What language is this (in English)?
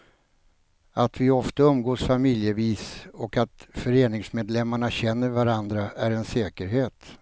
Swedish